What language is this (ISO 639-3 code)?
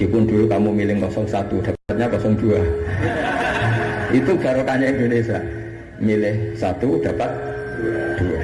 ind